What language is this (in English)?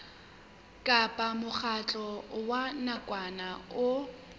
Southern Sotho